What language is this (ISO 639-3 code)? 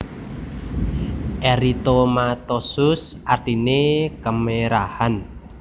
jav